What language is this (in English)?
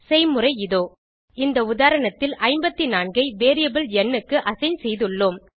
Tamil